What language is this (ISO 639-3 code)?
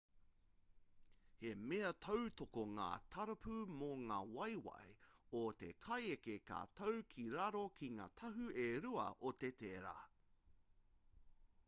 mri